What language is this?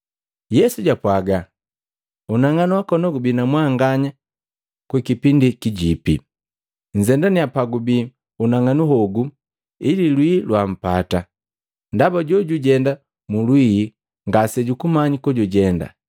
Matengo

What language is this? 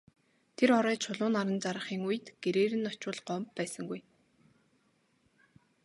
Mongolian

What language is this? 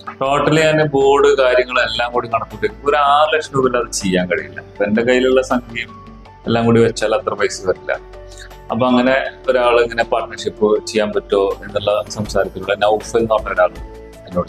Malayalam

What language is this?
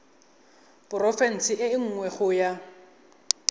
Tswana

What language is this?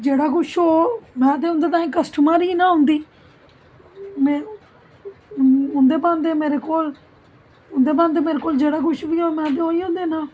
Dogri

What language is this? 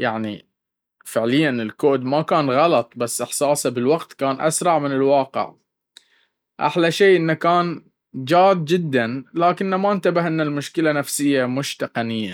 Baharna Arabic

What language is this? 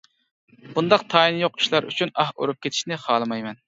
Uyghur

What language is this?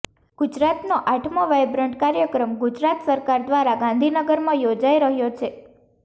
Gujarati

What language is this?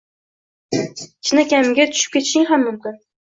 Uzbek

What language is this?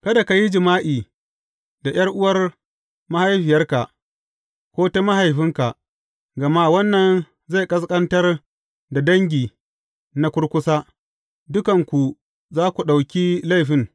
Hausa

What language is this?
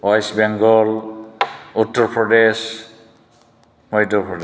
Bodo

